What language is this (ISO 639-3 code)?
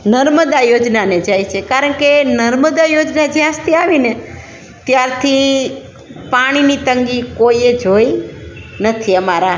guj